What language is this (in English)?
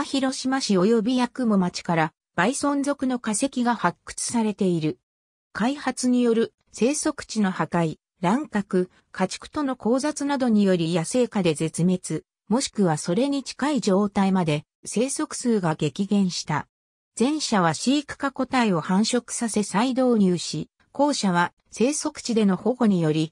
Japanese